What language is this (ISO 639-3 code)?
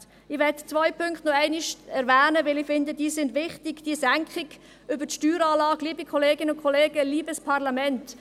gsw